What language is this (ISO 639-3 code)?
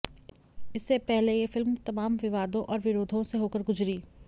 hin